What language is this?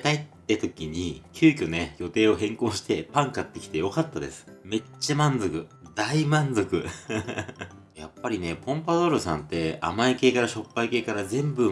Japanese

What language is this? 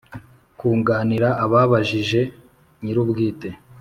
Kinyarwanda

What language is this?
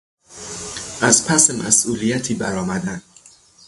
Persian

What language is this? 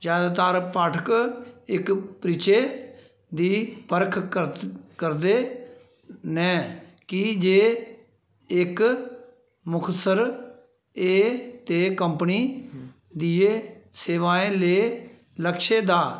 Dogri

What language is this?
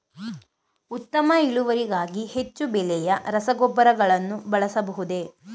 Kannada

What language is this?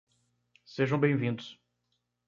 Portuguese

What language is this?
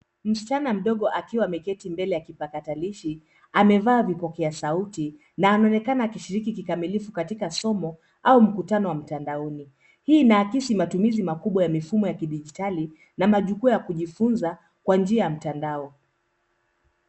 Swahili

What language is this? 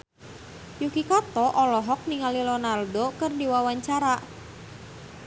Sundanese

